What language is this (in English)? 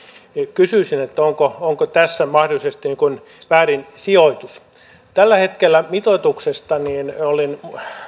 Finnish